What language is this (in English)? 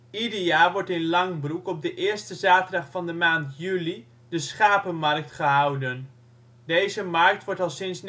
Dutch